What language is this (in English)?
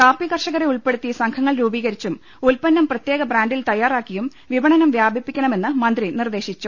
Malayalam